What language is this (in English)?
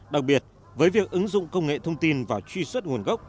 Vietnamese